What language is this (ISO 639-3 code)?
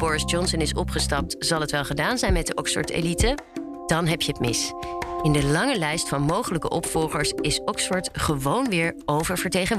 nld